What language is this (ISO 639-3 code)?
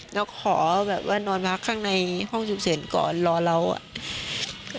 tha